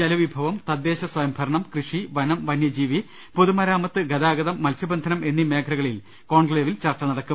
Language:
Malayalam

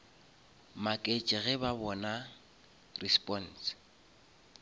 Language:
Northern Sotho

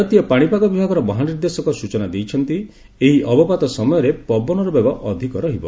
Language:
Odia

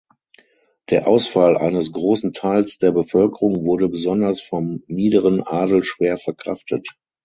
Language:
German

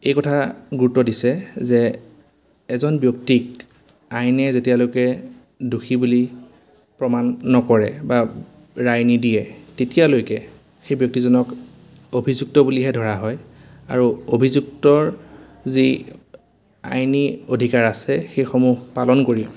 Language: Assamese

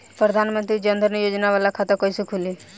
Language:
Bhojpuri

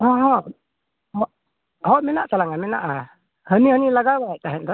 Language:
Santali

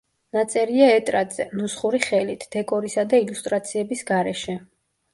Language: Georgian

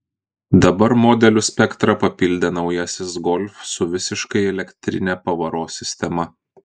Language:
Lithuanian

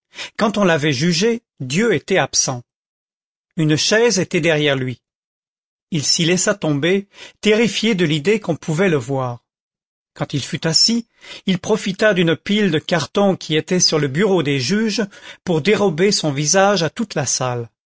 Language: French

